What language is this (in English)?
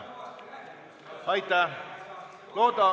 Estonian